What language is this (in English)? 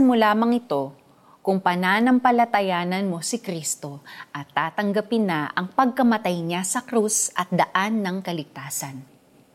Filipino